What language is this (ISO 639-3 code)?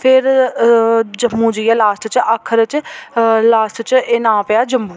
doi